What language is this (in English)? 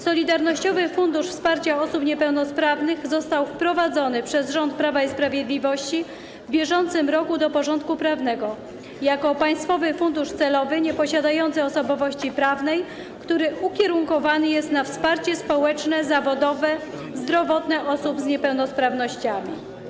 Polish